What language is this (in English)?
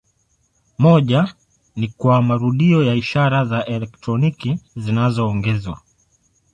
Swahili